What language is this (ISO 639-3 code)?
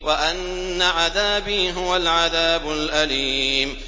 ara